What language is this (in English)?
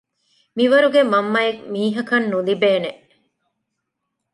Divehi